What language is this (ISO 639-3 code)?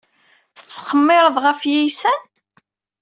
kab